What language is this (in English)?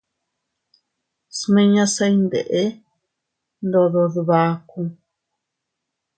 Teutila Cuicatec